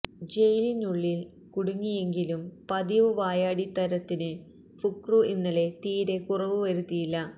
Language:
Malayalam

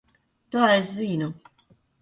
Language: Latvian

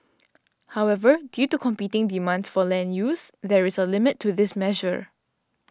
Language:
English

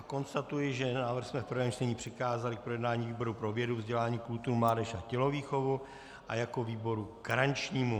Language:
Czech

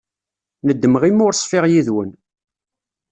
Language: Kabyle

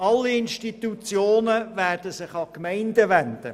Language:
Swiss German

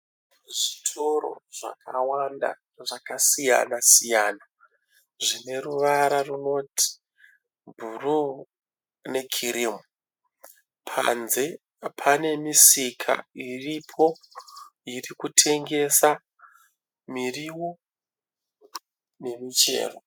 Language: Shona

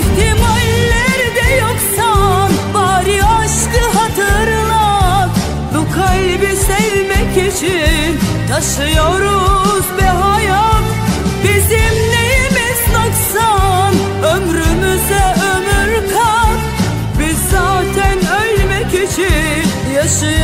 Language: Turkish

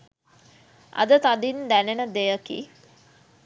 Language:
Sinhala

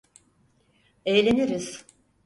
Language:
Turkish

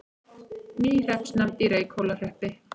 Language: Icelandic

